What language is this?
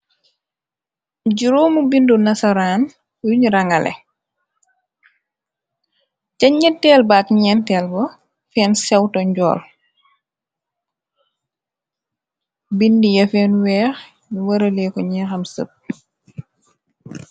Wolof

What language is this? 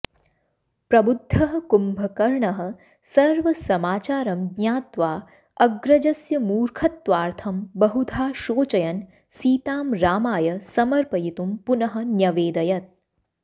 Sanskrit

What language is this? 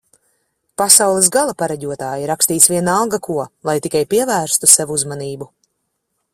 Latvian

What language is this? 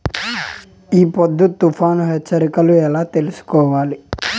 Telugu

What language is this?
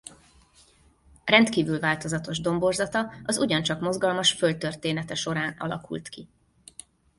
Hungarian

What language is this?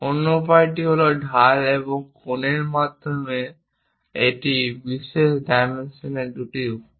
Bangla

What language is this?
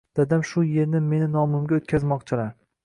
Uzbek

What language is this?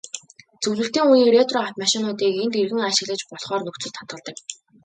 Mongolian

